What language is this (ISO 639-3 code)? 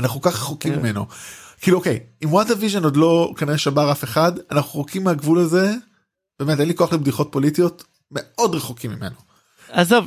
heb